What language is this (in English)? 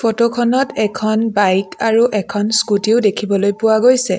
Assamese